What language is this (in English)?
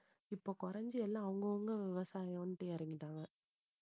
Tamil